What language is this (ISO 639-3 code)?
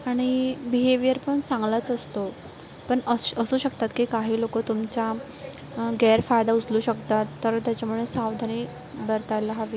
mar